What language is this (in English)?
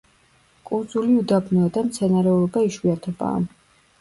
Georgian